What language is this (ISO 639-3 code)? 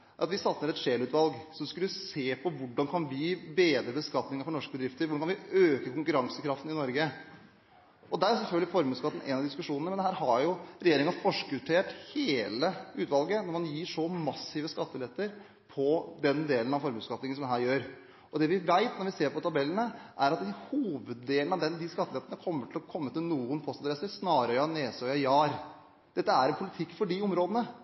nob